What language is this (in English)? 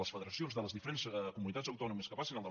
Catalan